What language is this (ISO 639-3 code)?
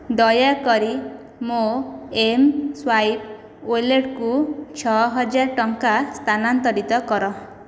ori